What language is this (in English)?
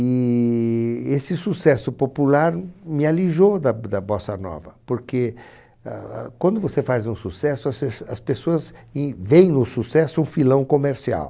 Portuguese